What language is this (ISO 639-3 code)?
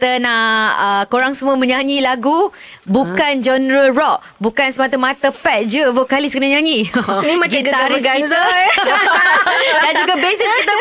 msa